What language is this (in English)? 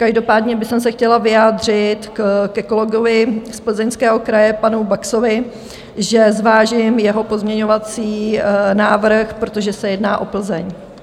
Czech